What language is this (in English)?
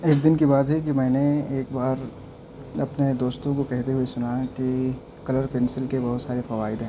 Urdu